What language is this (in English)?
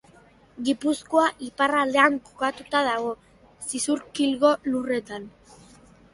Basque